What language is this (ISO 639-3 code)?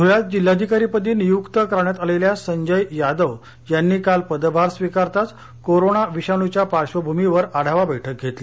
mar